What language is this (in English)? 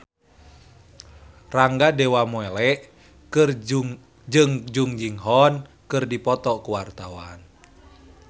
Sundanese